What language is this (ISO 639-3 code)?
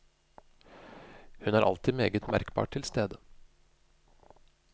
nor